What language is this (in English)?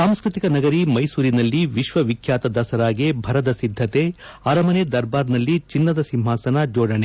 Kannada